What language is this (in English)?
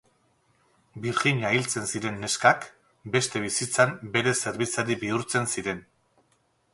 Basque